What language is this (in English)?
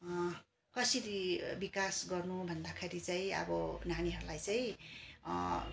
Nepali